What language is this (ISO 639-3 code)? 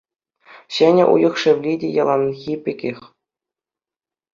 chv